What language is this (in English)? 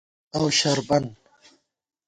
Gawar-Bati